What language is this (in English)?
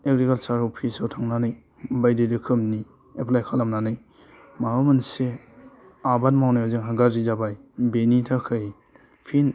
Bodo